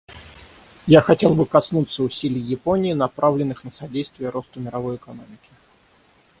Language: Russian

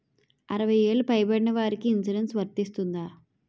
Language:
Telugu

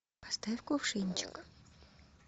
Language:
Russian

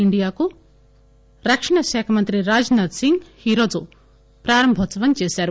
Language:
Telugu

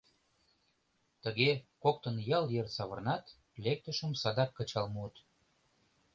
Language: Mari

